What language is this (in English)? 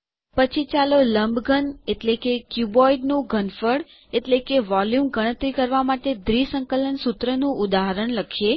Gujarati